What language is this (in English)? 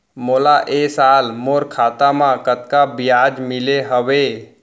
Chhattisgarhi